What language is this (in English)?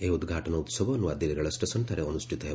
Odia